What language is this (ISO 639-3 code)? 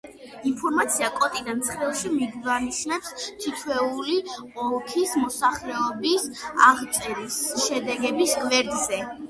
kat